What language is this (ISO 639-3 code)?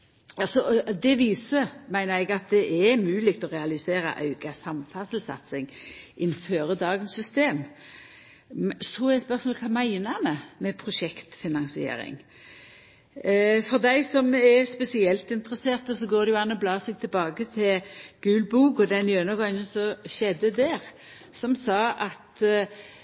nno